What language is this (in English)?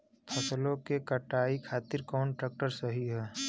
Bhojpuri